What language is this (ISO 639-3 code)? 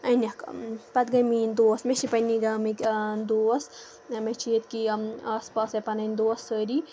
kas